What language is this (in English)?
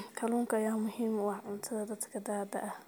Somali